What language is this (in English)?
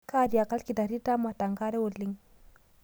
Masai